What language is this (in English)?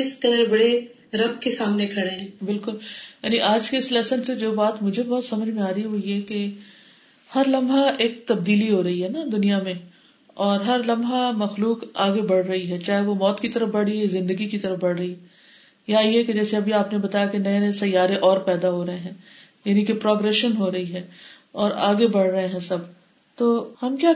Urdu